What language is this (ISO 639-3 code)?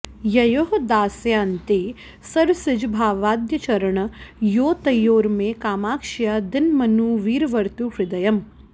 san